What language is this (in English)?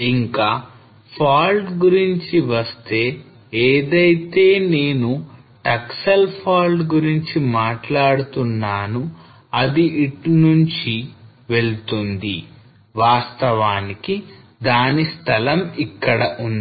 Telugu